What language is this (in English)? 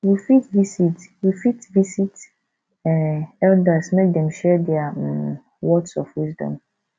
Nigerian Pidgin